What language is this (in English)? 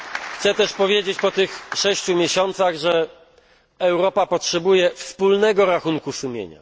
Polish